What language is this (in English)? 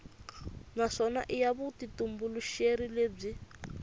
Tsonga